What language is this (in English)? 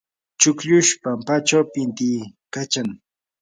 Yanahuanca Pasco Quechua